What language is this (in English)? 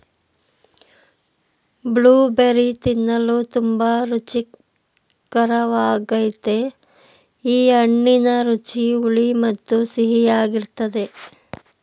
Kannada